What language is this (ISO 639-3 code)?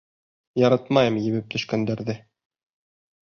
bak